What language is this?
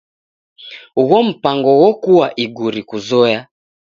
Taita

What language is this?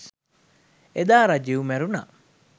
Sinhala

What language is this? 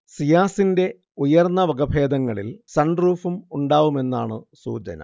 Malayalam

